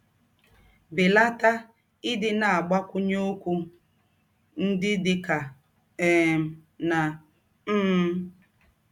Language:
Igbo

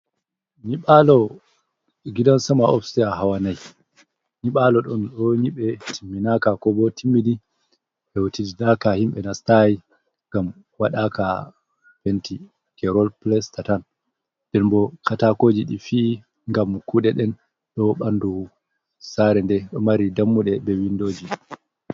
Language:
Fula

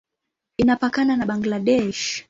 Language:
Swahili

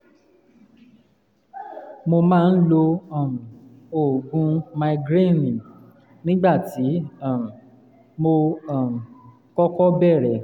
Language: Yoruba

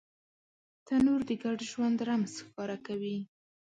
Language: Pashto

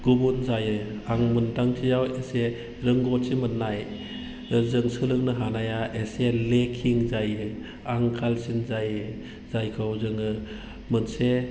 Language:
Bodo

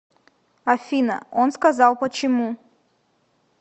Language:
Russian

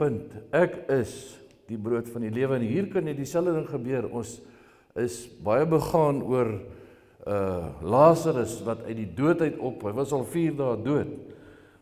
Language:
Dutch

